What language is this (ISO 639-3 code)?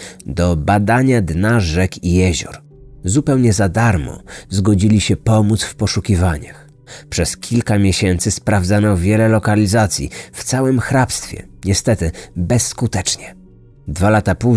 pol